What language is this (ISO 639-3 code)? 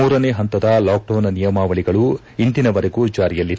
kan